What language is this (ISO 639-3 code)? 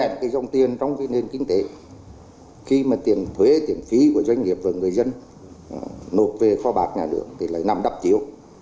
vie